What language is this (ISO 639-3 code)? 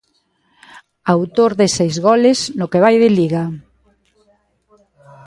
glg